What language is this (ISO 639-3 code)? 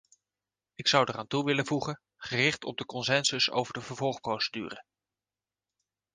nld